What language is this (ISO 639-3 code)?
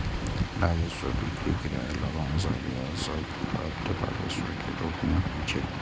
mai